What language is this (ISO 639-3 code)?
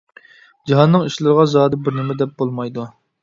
uig